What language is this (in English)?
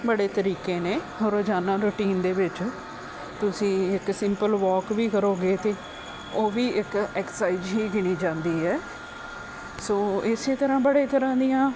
Punjabi